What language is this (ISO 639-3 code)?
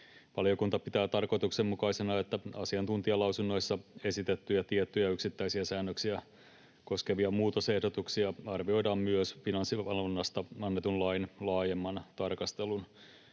fin